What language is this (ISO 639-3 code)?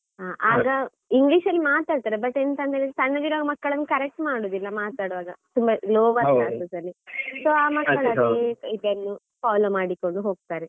kan